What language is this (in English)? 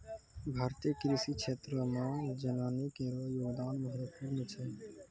Maithili